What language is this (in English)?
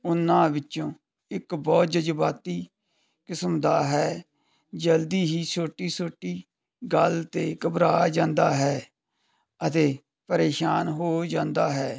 Punjabi